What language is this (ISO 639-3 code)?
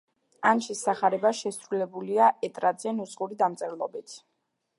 kat